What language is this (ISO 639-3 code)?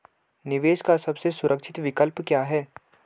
hin